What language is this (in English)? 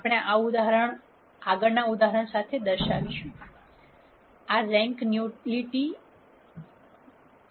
Gujarati